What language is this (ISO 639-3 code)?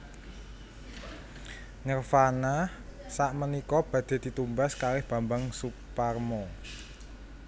jav